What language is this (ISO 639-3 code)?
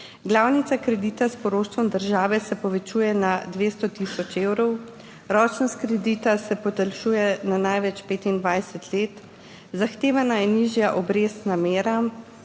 slv